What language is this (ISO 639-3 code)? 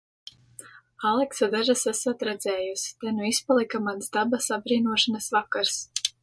lav